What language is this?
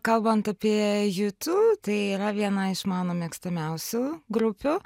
Lithuanian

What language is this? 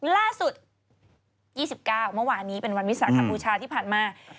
Thai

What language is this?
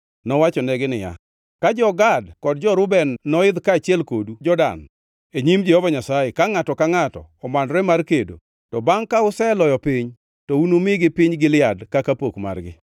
Luo (Kenya and Tanzania)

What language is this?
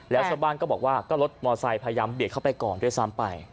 Thai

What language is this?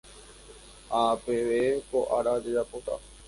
Guarani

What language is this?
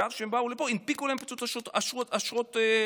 Hebrew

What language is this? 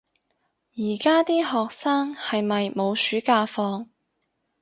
Cantonese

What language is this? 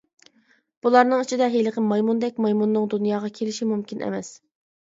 Uyghur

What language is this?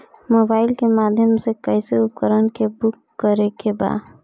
Bhojpuri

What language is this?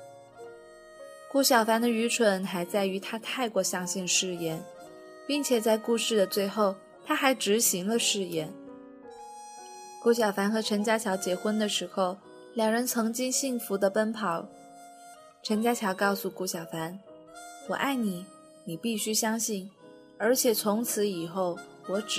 Chinese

